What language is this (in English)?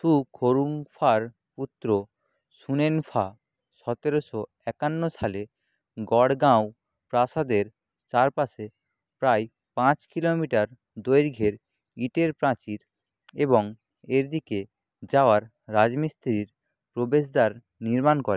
Bangla